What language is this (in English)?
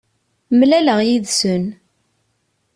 Kabyle